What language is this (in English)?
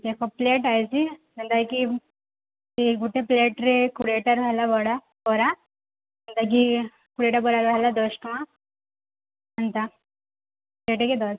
Odia